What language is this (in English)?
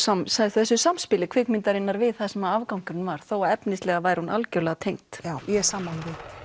Icelandic